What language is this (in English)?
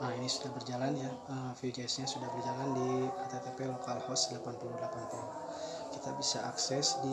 Indonesian